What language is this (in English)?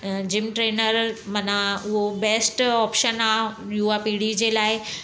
Sindhi